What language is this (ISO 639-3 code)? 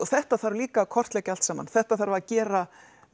isl